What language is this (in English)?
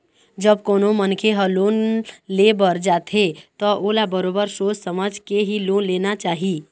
Chhattisgarhi